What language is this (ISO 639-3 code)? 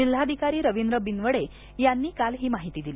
mar